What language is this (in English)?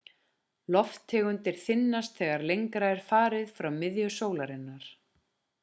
Icelandic